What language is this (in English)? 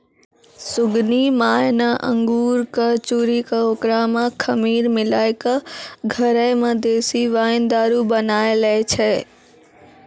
Maithili